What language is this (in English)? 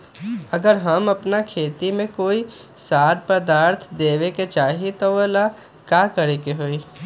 Magahi